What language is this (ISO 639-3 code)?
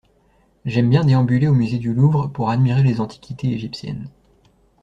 fra